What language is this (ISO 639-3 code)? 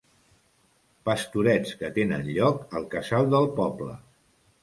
cat